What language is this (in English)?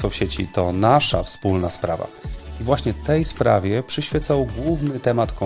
Polish